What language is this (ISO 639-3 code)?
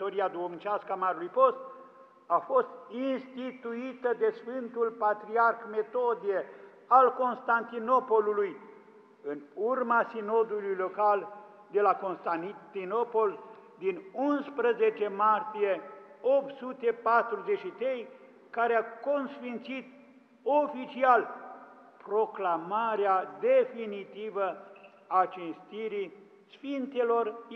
ron